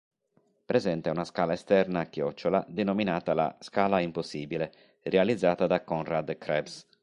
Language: Italian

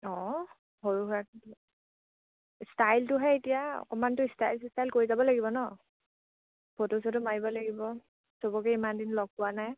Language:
Assamese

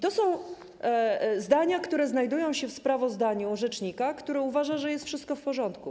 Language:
Polish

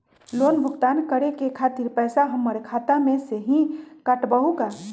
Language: Magahi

